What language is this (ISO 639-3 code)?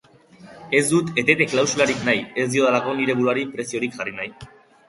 eus